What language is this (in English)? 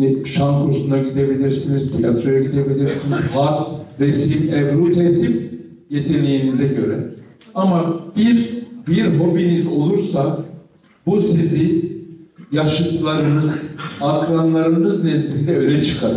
Turkish